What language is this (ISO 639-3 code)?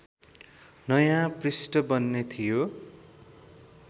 nep